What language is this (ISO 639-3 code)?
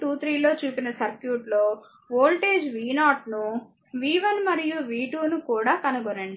tel